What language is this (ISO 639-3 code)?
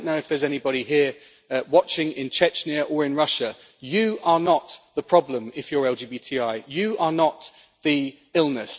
eng